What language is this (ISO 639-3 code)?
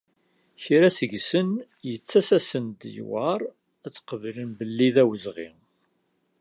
kab